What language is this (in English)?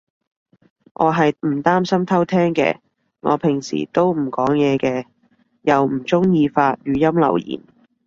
Cantonese